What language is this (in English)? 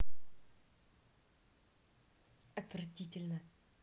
Russian